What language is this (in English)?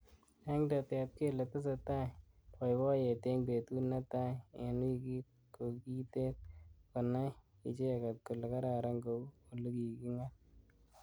Kalenjin